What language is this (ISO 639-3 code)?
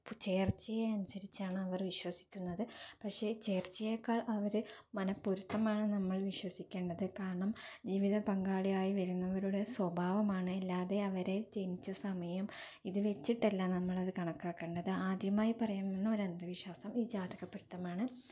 mal